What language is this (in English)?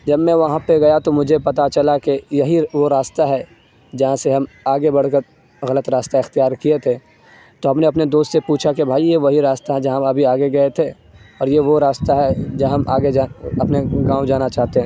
Urdu